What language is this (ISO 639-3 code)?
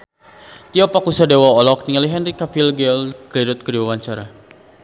sun